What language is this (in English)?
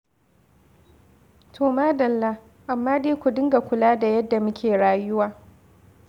Hausa